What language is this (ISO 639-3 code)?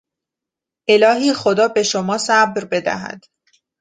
fas